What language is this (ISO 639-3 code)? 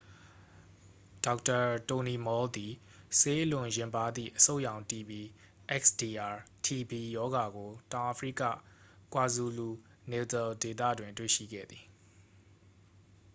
mya